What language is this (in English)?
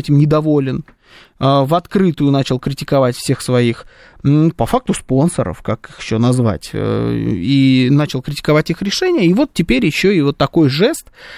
Russian